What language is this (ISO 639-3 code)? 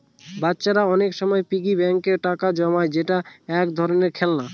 ben